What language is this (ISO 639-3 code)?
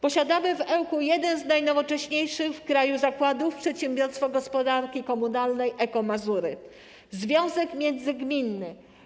pol